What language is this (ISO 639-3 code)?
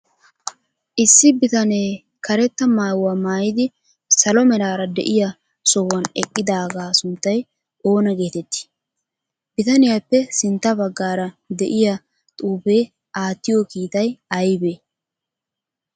wal